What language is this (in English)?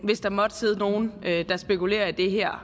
Danish